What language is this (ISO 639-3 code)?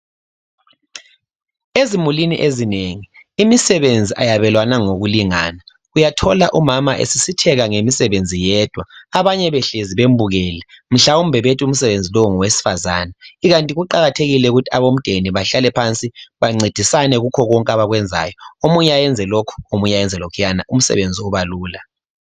nde